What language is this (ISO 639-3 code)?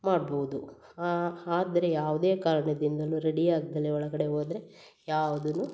kan